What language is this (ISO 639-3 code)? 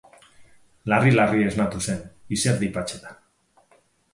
eus